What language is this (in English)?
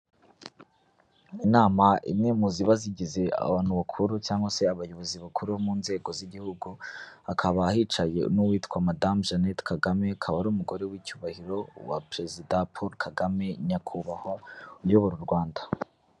Kinyarwanda